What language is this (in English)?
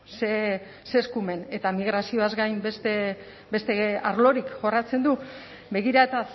Basque